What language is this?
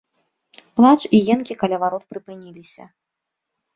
Belarusian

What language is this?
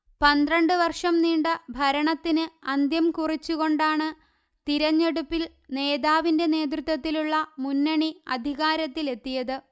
Malayalam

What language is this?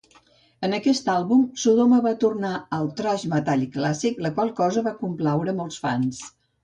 Catalan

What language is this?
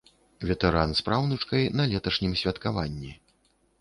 Belarusian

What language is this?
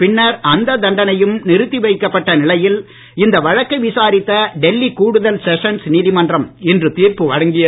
Tamil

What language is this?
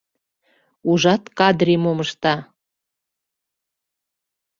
Mari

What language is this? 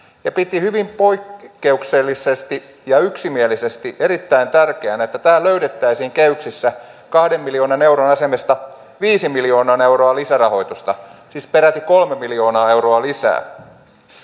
Finnish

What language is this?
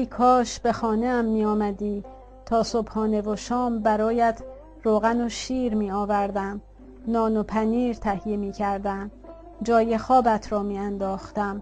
Persian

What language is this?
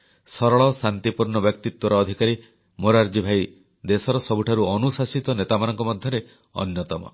Odia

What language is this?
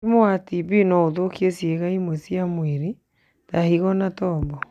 Kikuyu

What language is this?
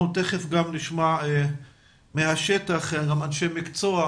Hebrew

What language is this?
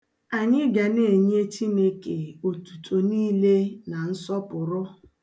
Igbo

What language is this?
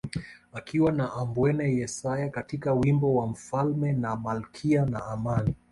Swahili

